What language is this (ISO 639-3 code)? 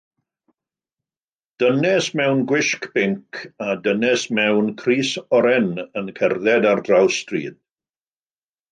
cym